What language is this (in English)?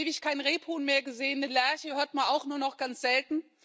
German